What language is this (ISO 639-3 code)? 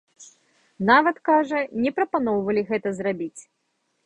bel